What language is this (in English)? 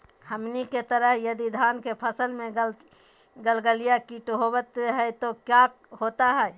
Magahi